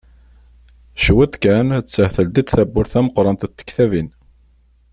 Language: Kabyle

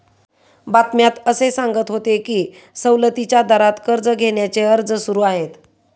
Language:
Marathi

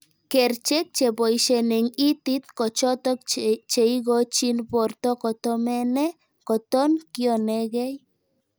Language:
Kalenjin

